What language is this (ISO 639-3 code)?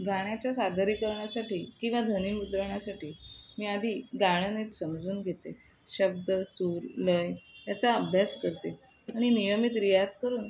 mar